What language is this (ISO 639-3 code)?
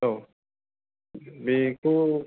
brx